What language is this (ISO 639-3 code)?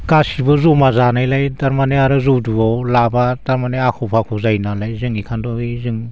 brx